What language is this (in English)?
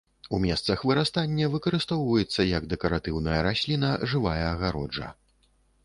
Belarusian